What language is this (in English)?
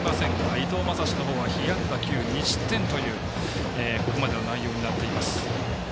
Japanese